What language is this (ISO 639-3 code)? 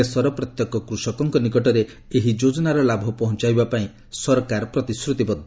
ori